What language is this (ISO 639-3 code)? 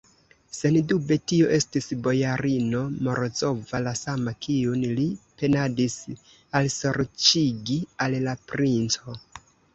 epo